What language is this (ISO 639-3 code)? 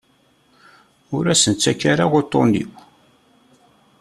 kab